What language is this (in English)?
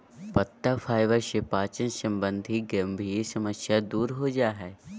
Magahi